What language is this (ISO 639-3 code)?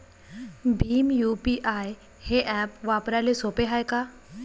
mar